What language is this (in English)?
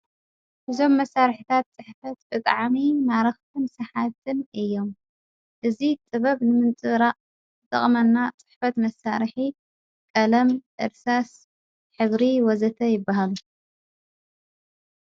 Tigrinya